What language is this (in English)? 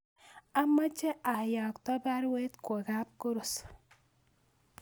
Kalenjin